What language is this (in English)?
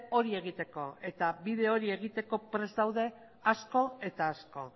Basque